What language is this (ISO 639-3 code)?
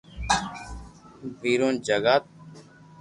lrk